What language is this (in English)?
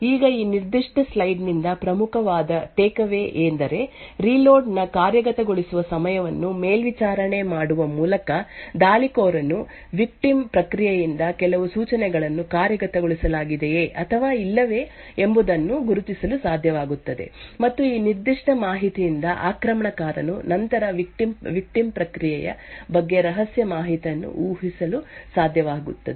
Kannada